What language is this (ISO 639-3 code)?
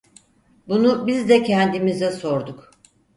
tur